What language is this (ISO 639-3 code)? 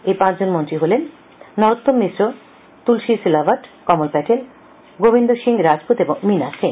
ben